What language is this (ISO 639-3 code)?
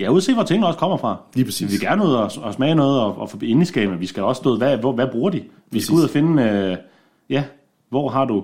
dan